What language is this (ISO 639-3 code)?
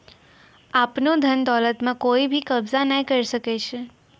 mai